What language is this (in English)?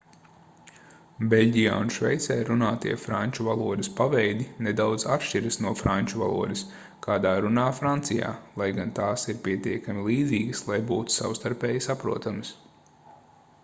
Latvian